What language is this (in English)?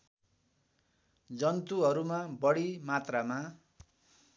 Nepali